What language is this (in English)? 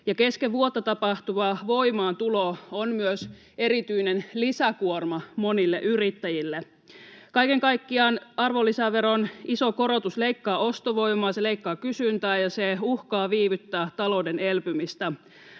Finnish